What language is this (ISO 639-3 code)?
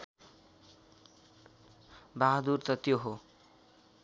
nep